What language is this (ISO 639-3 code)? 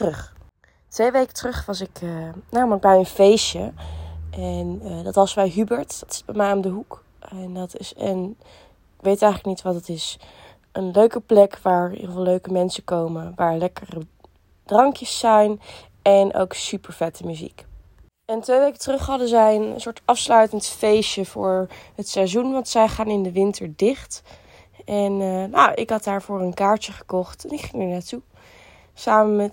nld